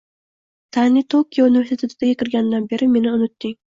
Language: Uzbek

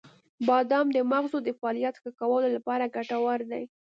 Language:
Pashto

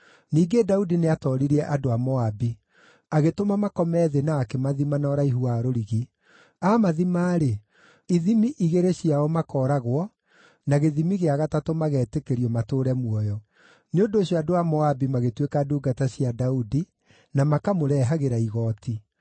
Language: Kikuyu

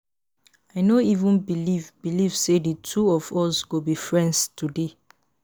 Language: Nigerian Pidgin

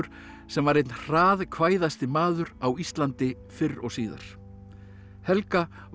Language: Icelandic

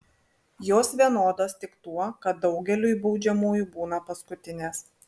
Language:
Lithuanian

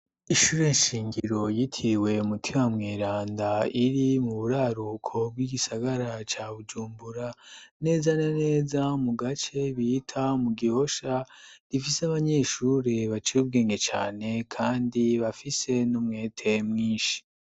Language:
Rundi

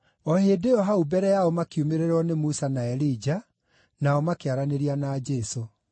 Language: Kikuyu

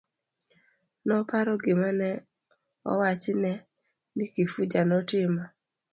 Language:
Luo (Kenya and Tanzania)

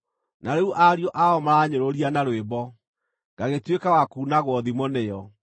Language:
Kikuyu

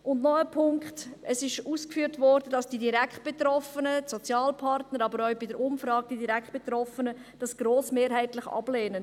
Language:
Swiss German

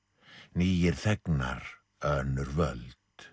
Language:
Icelandic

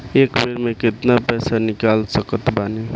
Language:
Bhojpuri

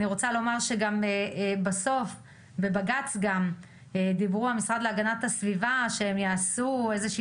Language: Hebrew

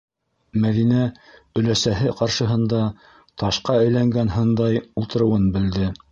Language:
Bashkir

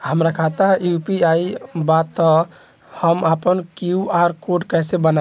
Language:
Bhojpuri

